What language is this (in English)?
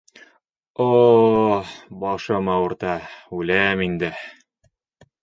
Bashkir